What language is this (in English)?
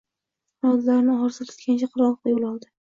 Uzbek